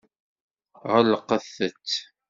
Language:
Kabyle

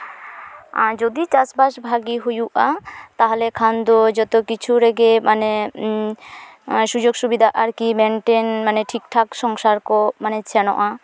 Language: Santali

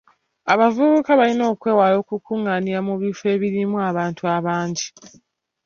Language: Ganda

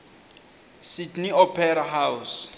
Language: Swati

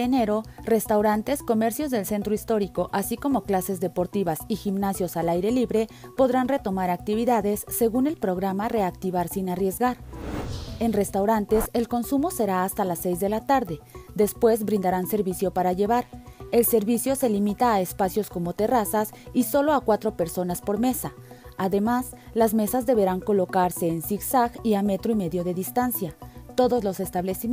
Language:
Spanish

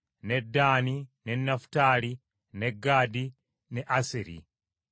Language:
Ganda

